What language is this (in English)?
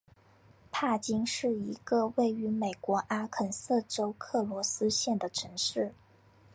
Chinese